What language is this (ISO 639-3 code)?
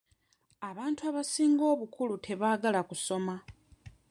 lug